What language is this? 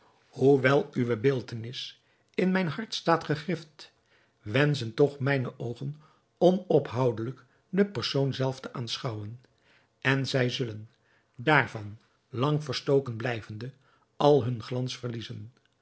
Dutch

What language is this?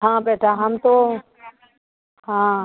Hindi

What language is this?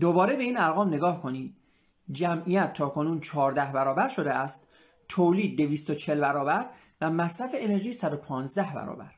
Persian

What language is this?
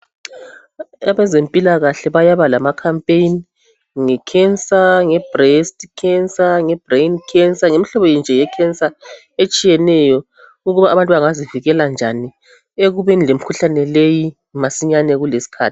North Ndebele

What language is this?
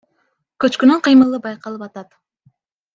Kyrgyz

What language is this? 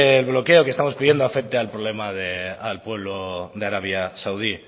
Spanish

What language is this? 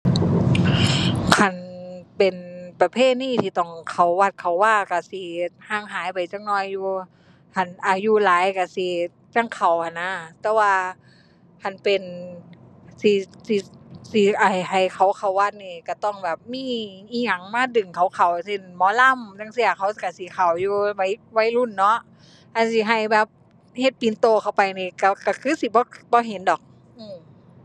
Thai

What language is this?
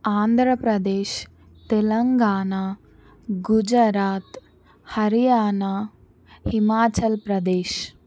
Telugu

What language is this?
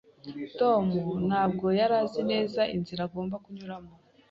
Kinyarwanda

